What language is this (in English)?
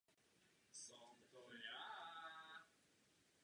Czech